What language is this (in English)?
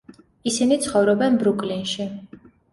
Georgian